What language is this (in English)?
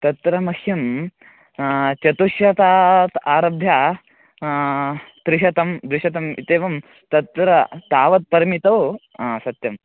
Sanskrit